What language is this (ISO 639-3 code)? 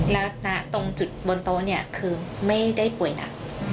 tha